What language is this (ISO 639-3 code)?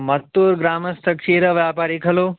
san